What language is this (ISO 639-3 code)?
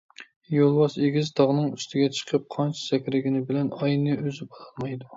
uig